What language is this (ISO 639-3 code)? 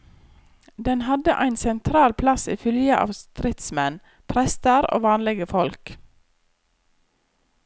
nor